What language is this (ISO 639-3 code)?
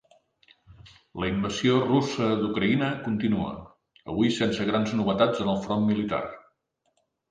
cat